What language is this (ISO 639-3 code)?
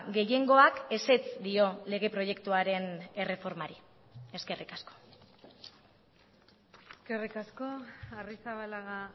eus